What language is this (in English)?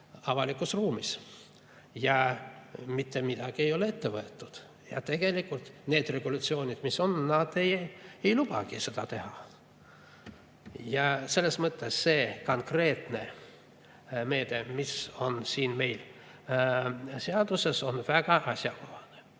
Estonian